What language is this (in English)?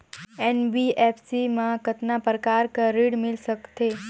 Chhattisgarhi